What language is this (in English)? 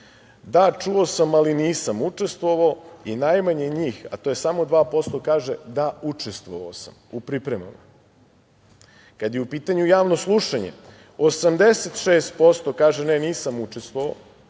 Serbian